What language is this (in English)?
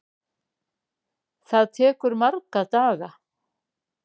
Icelandic